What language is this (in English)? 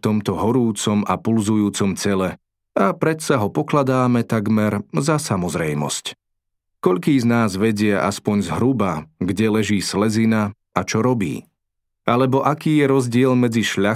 Slovak